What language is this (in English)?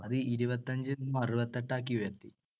Malayalam